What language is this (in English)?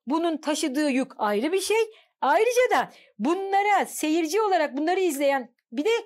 Turkish